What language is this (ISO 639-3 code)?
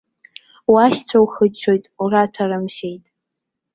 abk